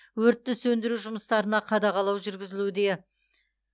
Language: Kazakh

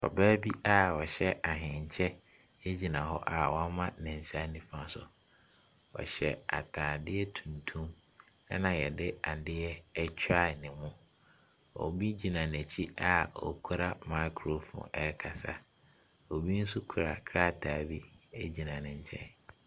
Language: Akan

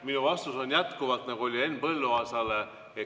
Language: Estonian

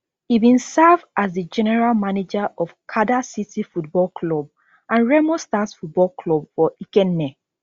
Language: Nigerian Pidgin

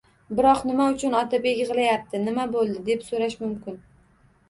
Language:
Uzbek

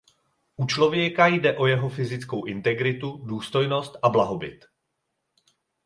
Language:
Czech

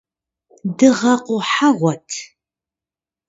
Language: Kabardian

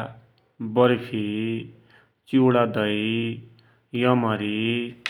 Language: Dotyali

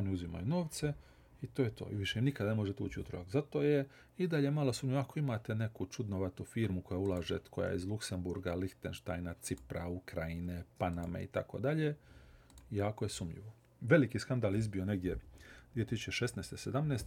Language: Croatian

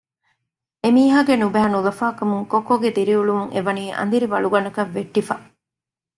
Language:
Divehi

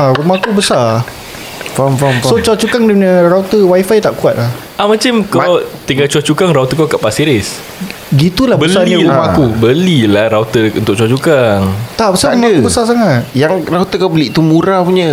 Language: Malay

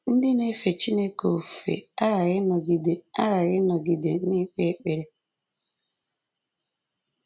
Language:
Igbo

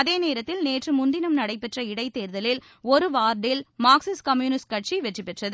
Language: Tamil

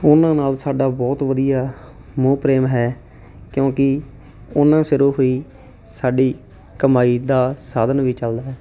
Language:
Punjabi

